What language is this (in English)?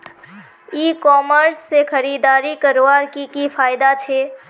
Magahi